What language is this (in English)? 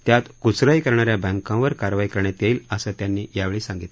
Marathi